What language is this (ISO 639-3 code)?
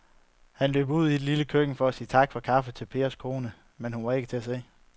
dan